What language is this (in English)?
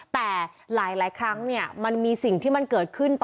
Thai